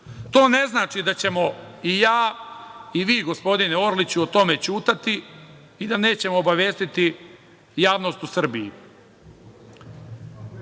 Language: Serbian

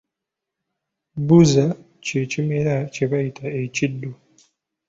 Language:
Ganda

